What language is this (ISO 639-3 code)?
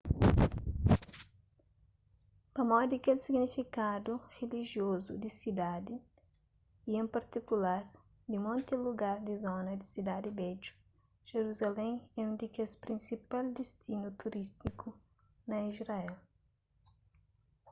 kea